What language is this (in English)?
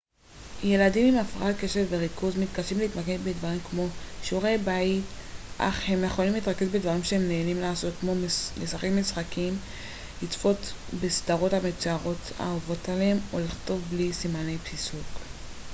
Hebrew